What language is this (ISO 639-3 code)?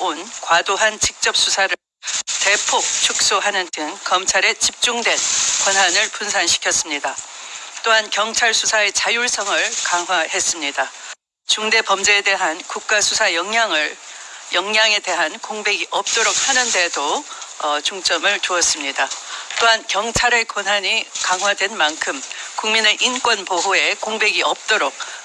kor